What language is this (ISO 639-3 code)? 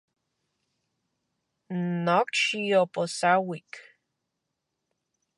ncx